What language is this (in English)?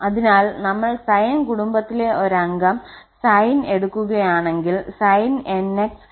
Malayalam